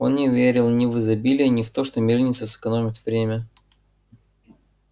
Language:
Russian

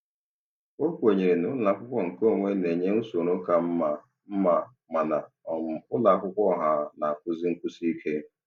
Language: Igbo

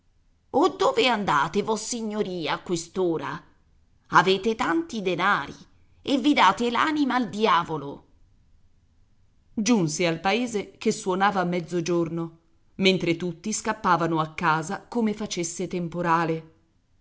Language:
Italian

